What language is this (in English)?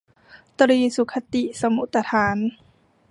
Thai